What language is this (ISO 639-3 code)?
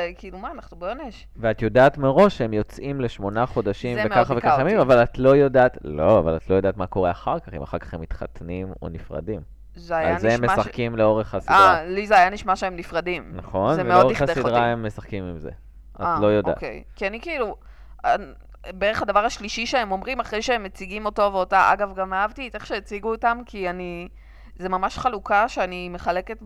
heb